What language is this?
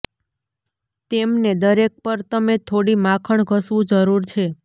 Gujarati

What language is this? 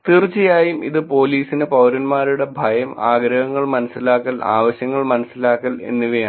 Malayalam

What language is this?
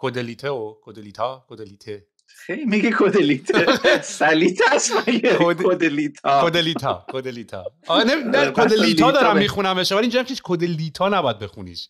Persian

